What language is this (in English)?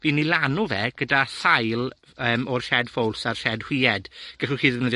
Welsh